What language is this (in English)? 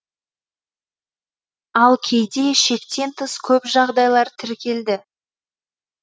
Kazakh